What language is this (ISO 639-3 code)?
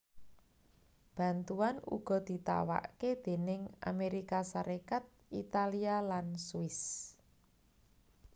jav